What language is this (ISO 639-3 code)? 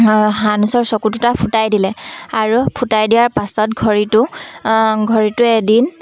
asm